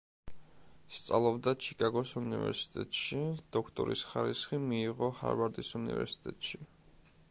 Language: Georgian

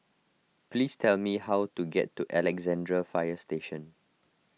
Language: English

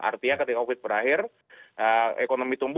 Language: Indonesian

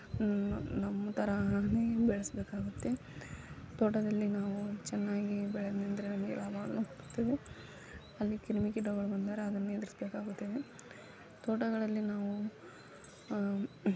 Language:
Kannada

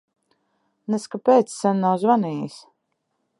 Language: Latvian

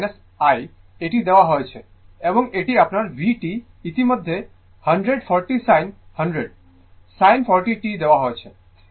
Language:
Bangla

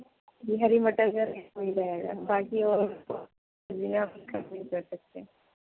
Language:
Urdu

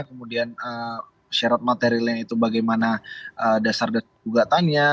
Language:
Indonesian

